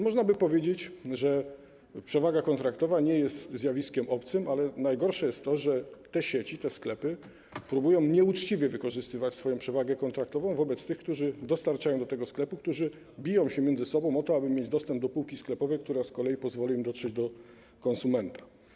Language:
Polish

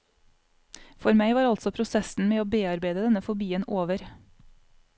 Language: Norwegian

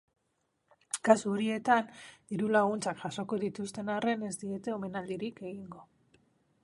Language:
Basque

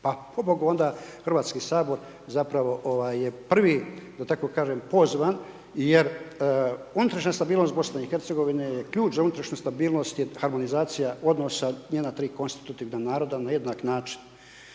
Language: Croatian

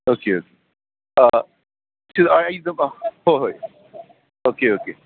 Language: Manipuri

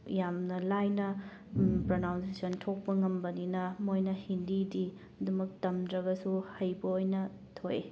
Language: Manipuri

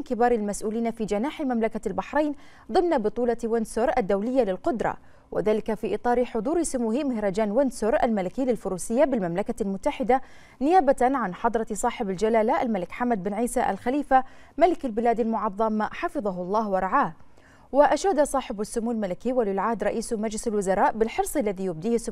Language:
Arabic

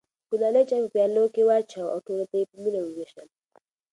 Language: Pashto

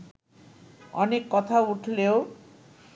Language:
Bangla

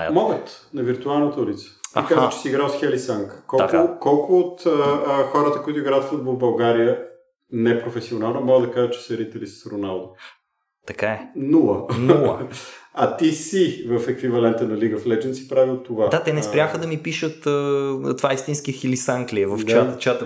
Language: Bulgarian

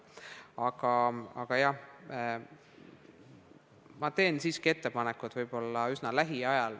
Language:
Estonian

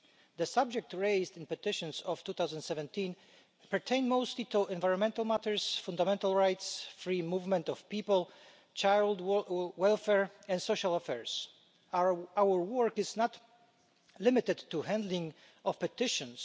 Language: English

